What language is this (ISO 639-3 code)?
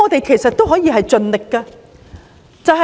yue